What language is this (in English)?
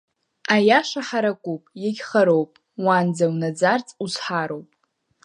Abkhazian